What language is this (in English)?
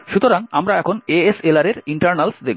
Bangla